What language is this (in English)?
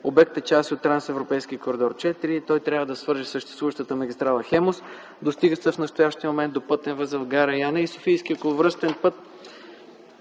Bulgarian